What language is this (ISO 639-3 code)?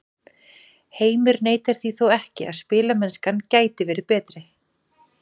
isl